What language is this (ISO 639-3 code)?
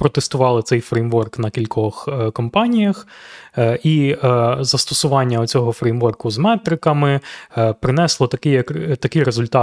ukr